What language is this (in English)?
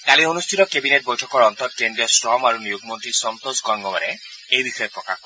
Assamese